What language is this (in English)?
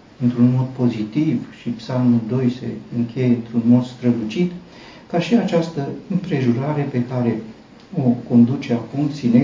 Romanian